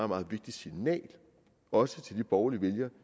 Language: Danish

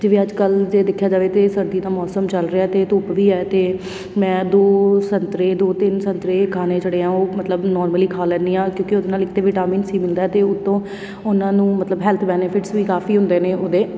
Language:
Punjabi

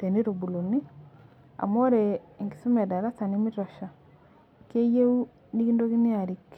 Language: Masai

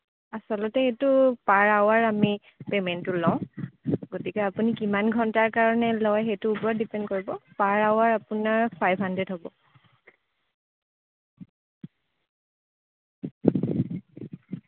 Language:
Assamese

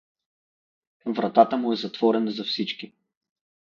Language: Bulgarian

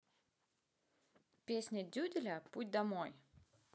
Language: Russian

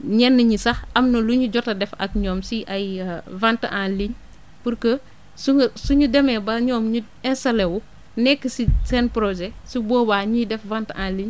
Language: Wolof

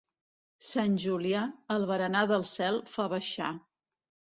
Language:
Catalan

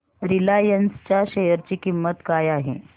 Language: Marathi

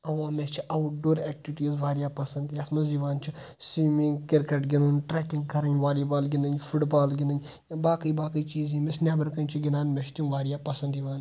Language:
Kashmiri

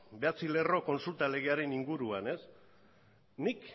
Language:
Basque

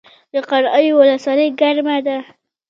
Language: Pashto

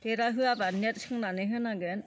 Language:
Bodo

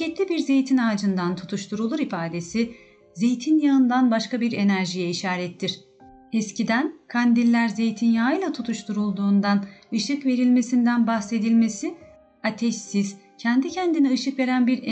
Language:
Turkish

